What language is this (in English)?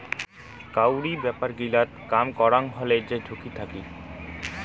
Bangla